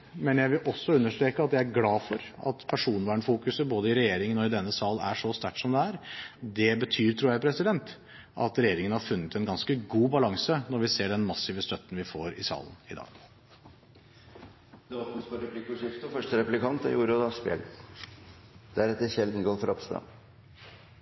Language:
Norwegian Bokmål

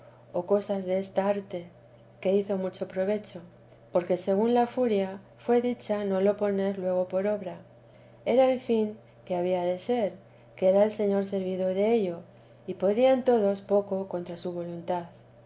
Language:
Spanish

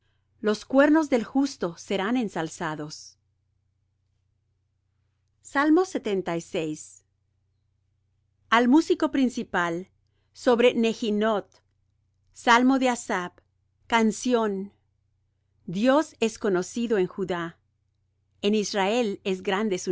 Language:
Spanish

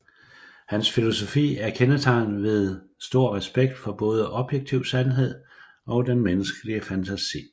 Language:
Danish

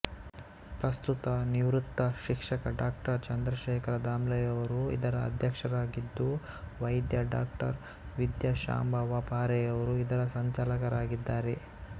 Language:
Kannada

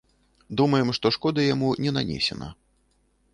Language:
Belarusian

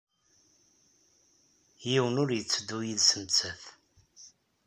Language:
Kabyle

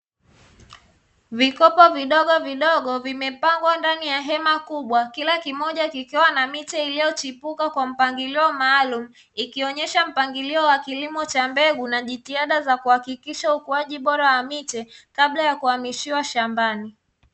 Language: Swahili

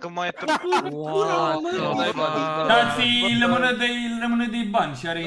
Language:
Romanian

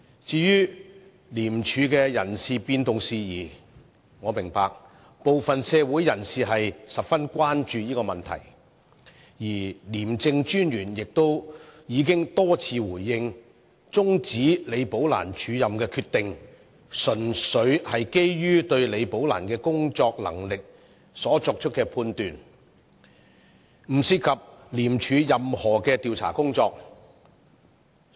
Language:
Cantonese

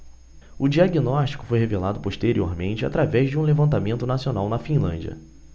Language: Portuguese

